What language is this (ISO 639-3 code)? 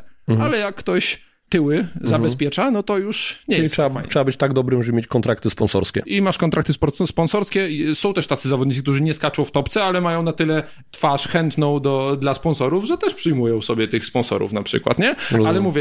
pol